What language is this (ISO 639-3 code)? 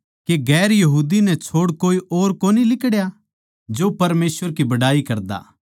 bgc